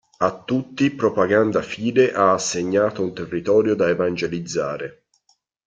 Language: Italian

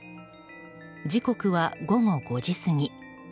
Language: Japanese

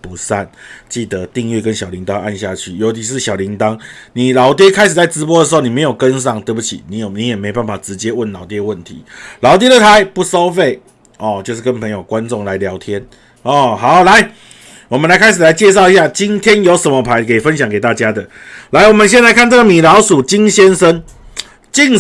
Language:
Chinese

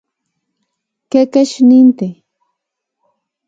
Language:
Central Puebla Nahuatl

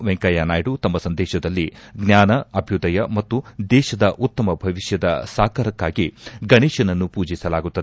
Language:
Kannada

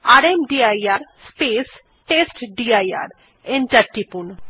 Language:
Bangla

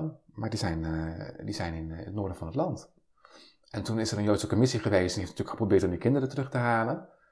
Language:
Dutch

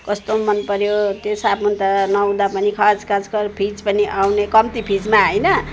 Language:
Nepali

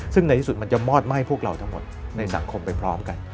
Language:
Thai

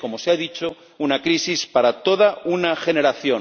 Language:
Spanish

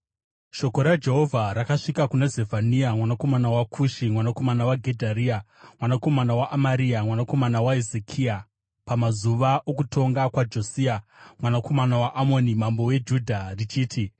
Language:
Shona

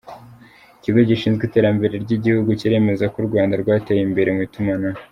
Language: Kinyarwanda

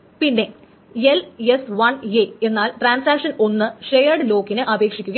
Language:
Malayalam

